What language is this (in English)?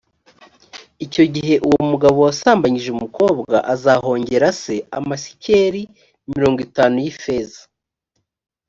Kinyarwanda